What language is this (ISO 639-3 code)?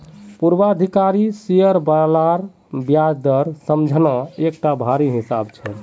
mag